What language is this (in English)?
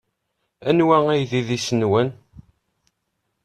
Kabyle